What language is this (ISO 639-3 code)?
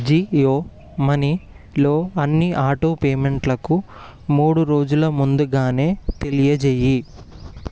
tel